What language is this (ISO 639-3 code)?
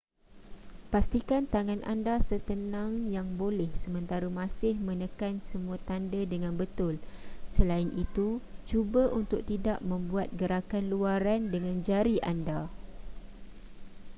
msa